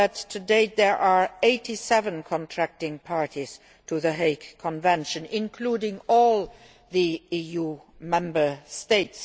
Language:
English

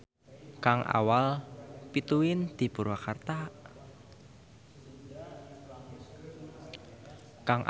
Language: Sundanese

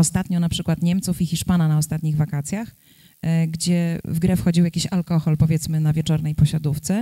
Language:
Polish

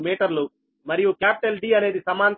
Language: Telugu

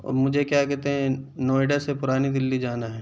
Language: Urdu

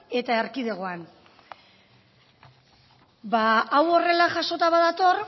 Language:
Basque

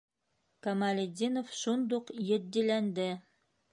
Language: Bashkir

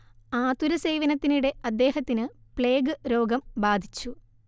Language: Malayalam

